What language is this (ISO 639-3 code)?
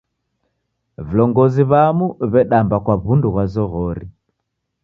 dav